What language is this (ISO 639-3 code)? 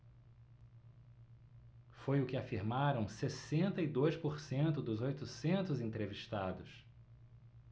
por